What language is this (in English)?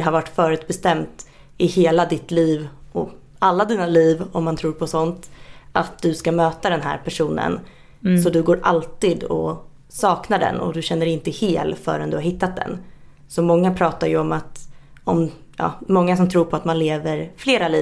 Swedish